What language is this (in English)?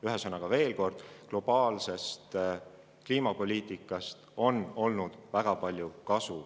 Estonian